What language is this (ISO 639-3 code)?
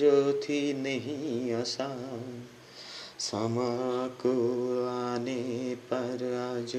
ben